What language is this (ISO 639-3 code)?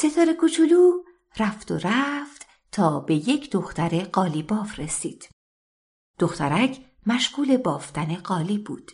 fas